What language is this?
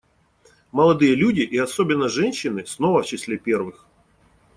Russian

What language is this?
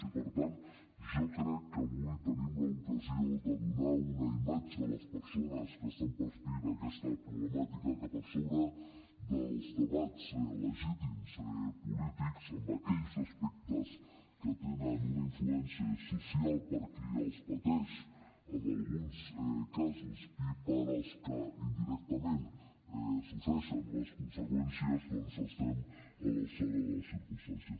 Catalan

